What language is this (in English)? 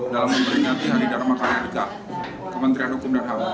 Indonesian